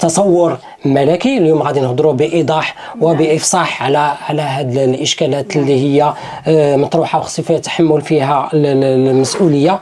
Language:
Arabic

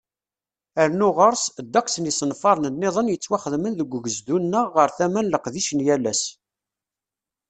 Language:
Kabyle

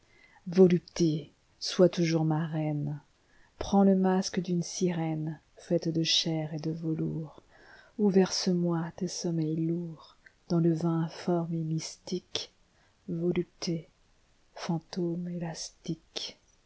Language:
French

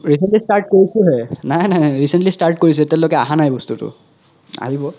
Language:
Assamese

